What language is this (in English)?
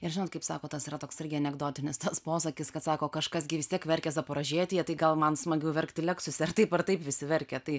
Lithuanian